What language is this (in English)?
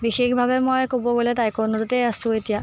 Assamese